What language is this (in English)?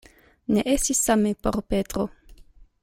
Esperanto